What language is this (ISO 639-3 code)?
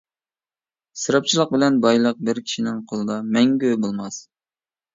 uig